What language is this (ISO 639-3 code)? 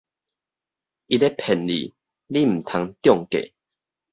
nan